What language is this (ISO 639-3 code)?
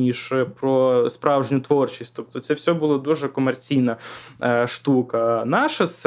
ukr